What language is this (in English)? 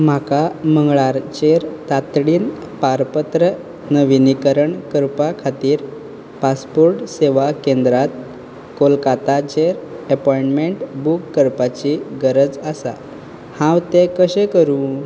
Konkani